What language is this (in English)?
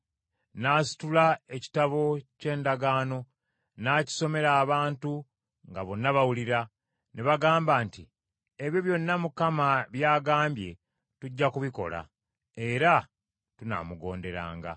Ganda